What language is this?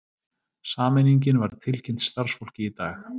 Icelandic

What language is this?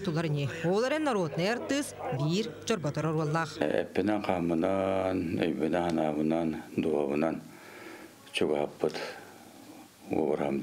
Turkish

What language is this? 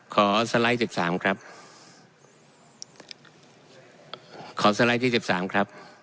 Thai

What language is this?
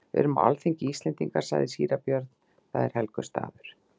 Icelandic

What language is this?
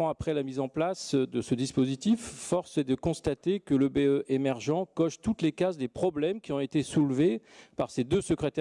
French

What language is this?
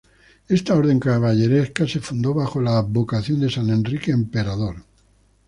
Spanish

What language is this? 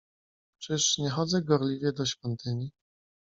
Polish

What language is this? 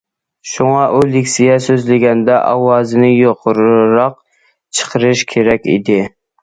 Uyghur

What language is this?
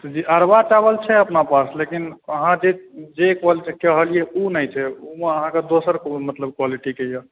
Maithili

